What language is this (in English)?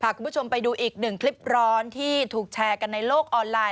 Thai